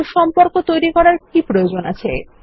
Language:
Bangla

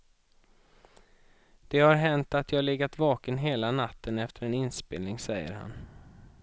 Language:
Swedish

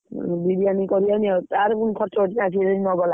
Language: Odia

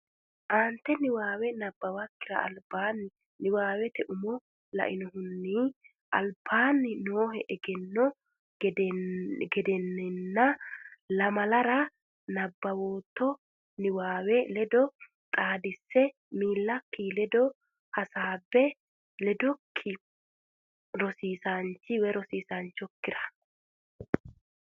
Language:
Sidamo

